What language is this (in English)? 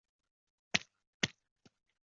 Chinese